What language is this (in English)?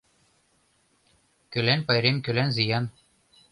Mari